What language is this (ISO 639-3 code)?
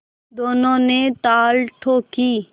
hin